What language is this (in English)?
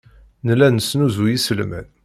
Kabyle